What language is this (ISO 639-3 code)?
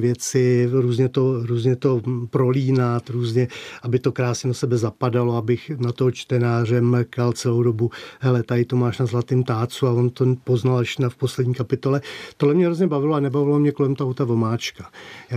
ces